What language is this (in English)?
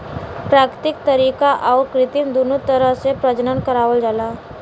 Bhojpuri